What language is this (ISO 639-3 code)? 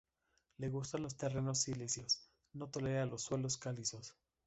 spa